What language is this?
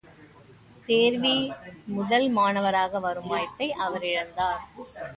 Tamil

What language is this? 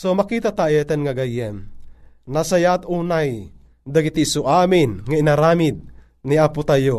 Filipino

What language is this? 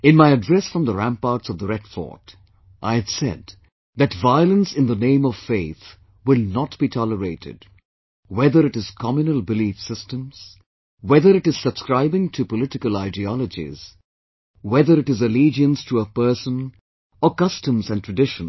English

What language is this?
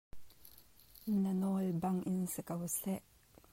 Hakha Chin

